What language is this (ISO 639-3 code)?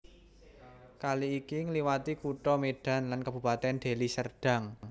jav